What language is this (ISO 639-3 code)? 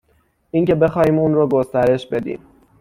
fas